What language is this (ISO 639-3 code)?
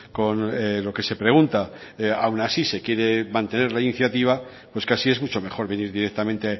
spa